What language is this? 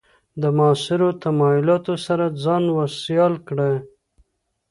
Pashto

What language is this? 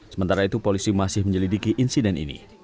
Indonesian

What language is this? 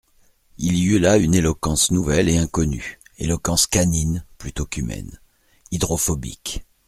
French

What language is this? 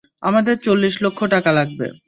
Bangla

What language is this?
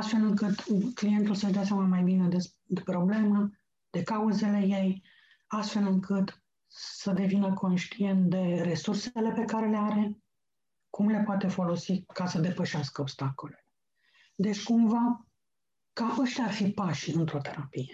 Romanian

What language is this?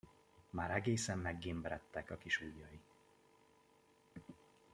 Hungarian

